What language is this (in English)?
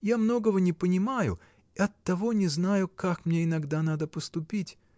Russian